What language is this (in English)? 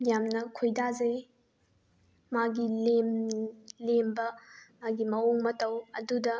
Manipuri